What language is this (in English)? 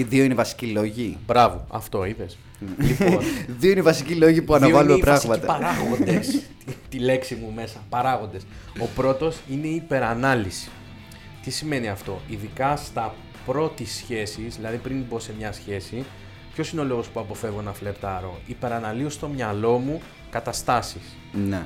Greek